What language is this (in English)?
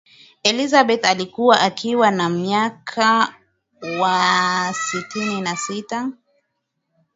Swahili